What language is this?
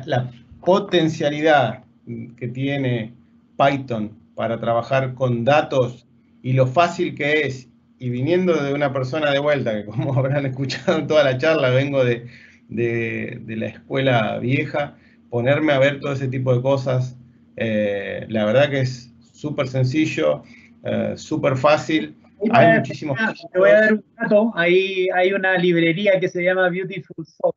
Spanish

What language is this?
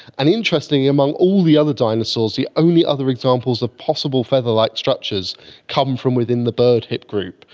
English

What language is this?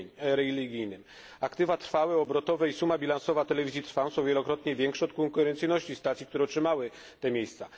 Polish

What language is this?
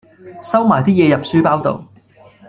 Cantonese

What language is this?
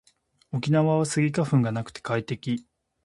Japanese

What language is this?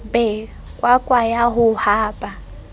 Southern Sotho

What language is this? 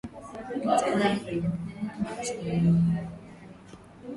Swahili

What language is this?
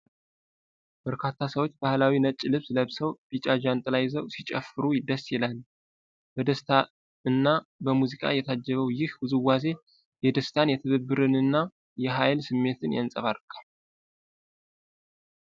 Amharic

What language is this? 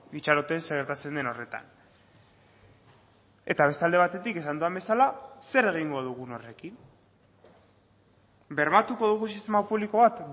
Basque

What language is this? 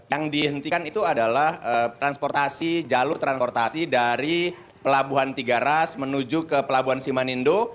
Indonesian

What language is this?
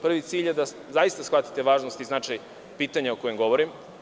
Serbian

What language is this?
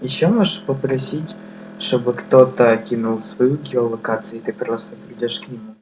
Russian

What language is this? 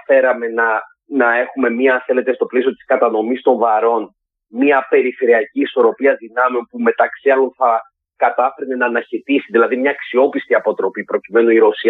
Greek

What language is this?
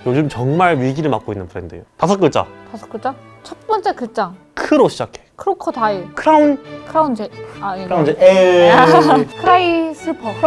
Korean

